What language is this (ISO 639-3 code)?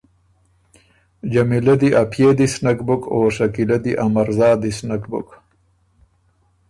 oru